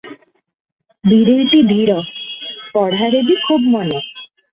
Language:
Odia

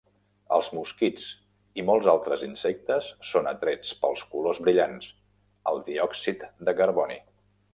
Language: Catalan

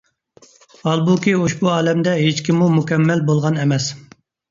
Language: Uyghur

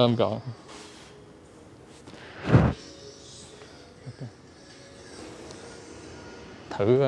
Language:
Vietnamese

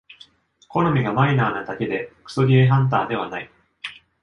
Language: Japanese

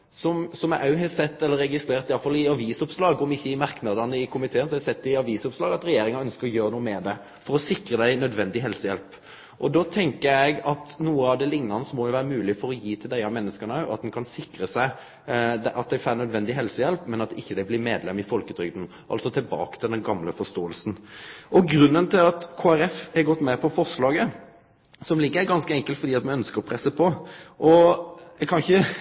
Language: Norwegian Nynorsk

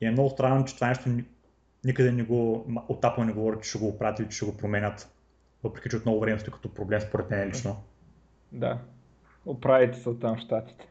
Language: Bulgarian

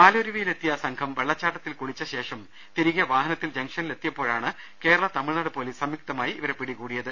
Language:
Malayalam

